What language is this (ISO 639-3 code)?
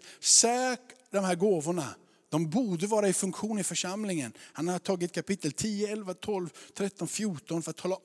swe